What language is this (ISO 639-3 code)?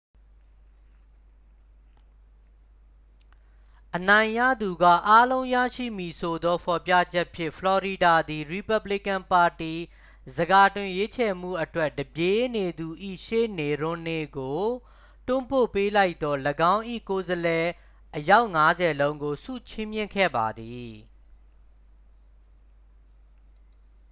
mya